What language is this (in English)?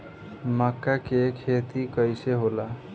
Bhojpuri